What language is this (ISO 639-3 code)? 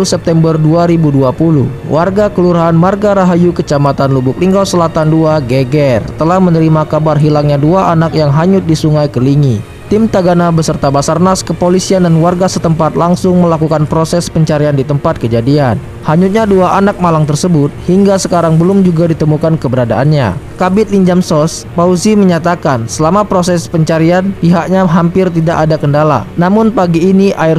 ind